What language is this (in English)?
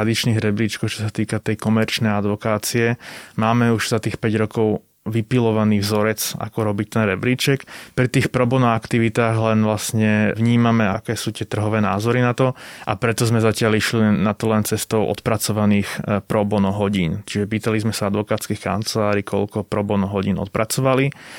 Slovak